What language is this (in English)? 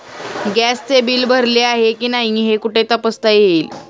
Marathi